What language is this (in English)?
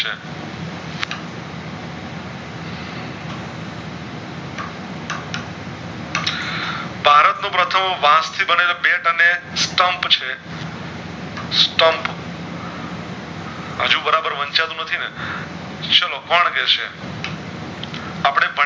Gujarati